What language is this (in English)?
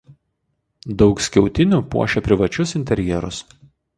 Lithuanian